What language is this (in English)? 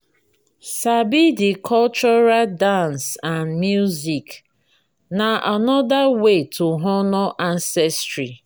Nigerian Pidgin